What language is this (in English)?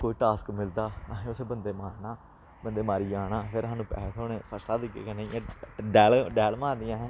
Dogri